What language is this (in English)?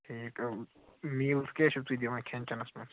Kashmiri